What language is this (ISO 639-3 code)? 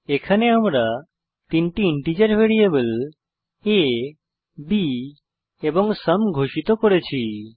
ben